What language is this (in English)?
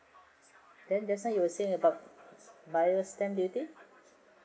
English